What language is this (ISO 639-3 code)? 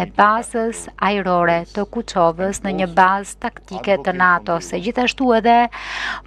ron